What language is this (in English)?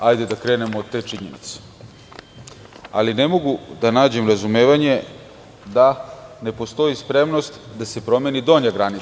Serbian